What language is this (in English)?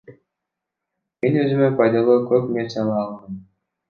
Kyrgyz